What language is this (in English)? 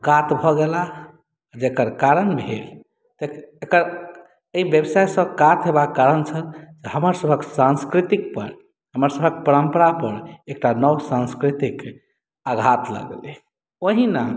Maithili